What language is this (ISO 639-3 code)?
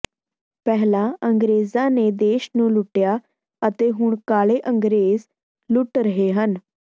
pan